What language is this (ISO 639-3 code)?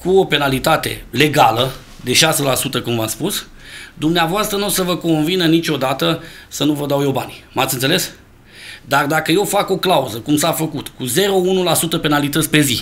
ron